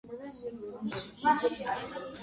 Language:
Georgian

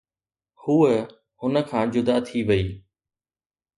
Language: Sindhi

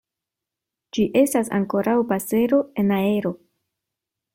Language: Esperanto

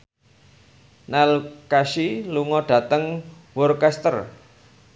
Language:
Javanese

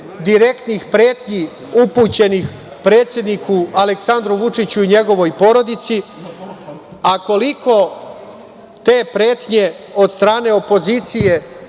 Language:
Serbian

